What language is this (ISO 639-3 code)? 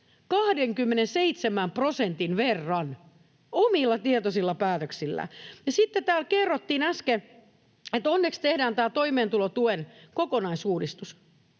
fin